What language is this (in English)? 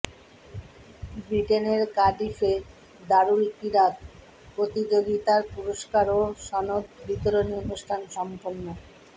Bangla